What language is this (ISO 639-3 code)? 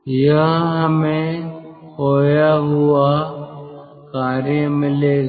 hin